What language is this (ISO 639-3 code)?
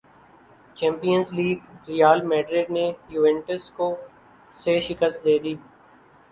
urd